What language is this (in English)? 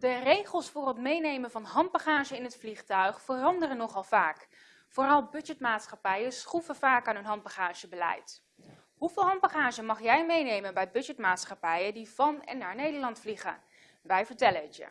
Dutch